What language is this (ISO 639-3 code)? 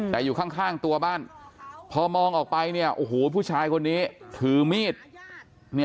tha